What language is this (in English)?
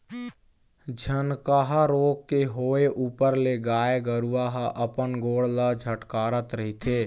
Chhattisgarhi